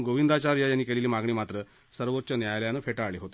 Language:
Marathi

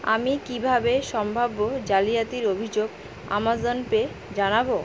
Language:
Bangla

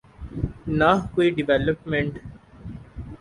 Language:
Urdu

